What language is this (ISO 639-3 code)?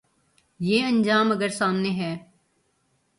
urd